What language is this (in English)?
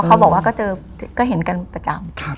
Thai